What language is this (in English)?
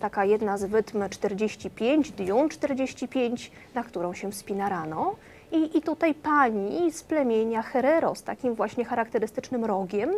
Polish